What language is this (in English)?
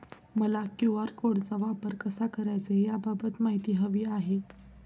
Marathi